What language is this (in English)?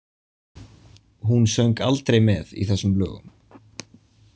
Icelandic